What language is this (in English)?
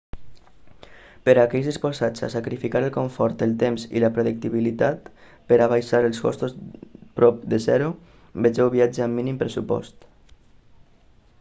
Catalan